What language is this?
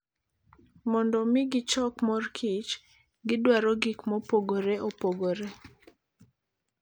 Luo (Kenya and Tanzania)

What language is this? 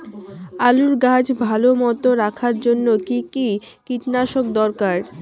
Bangla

